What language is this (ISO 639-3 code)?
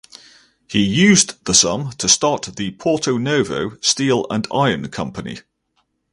eng